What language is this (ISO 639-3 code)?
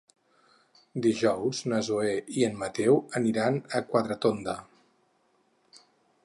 cat